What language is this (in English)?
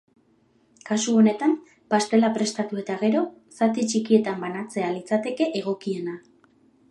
Basque